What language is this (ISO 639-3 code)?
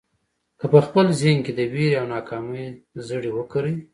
pus